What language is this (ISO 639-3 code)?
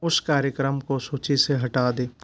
hin